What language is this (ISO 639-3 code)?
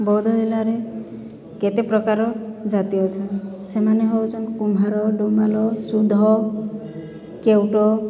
ori